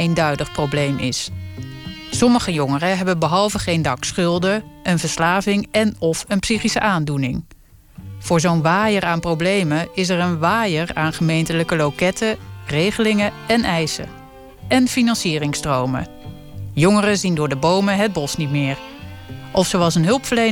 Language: Dutch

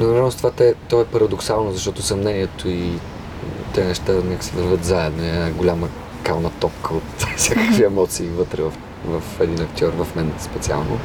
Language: Bulgarian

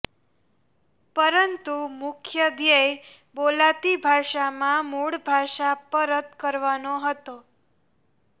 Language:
Gujarati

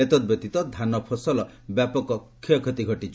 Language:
Odia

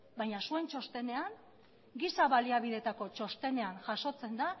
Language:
Basque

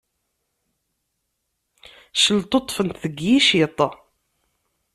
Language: Kabyle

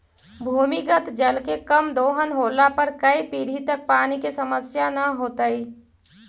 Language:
Magahi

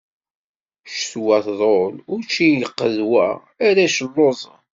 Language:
Kabyle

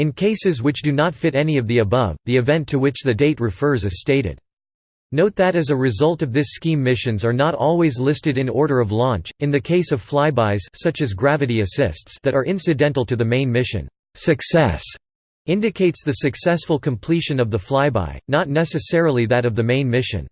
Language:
English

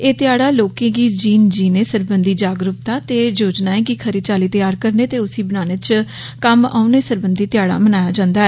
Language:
Dogri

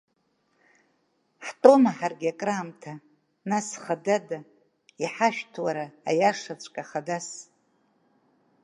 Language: Abkhazian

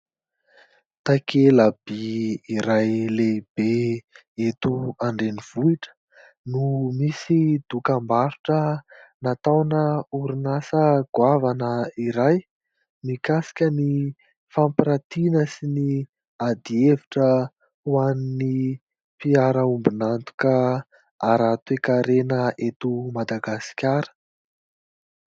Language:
Malagasy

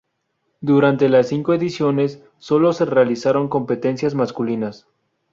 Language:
Spanish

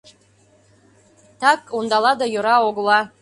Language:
Mari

